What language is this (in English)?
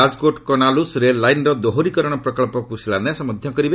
Odia